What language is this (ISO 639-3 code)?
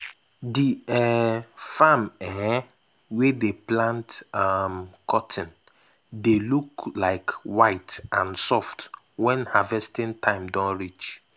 pcm